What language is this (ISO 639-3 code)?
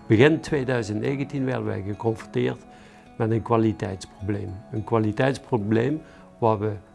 nld